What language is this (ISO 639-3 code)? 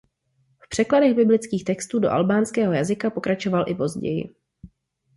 ces